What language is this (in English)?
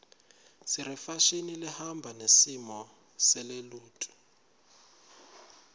Swati